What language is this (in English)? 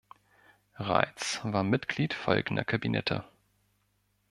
German